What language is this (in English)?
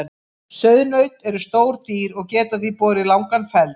Icelandic